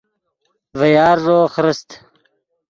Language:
Yidgha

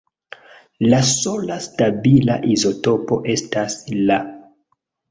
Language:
Esperanto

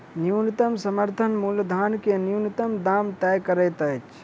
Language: Maithili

